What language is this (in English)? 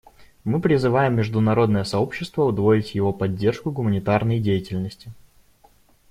Russian